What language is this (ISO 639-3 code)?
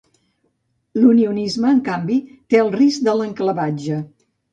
cat